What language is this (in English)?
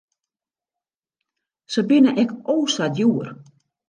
Western Frisian